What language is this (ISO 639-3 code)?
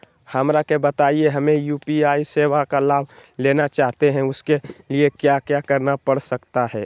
mag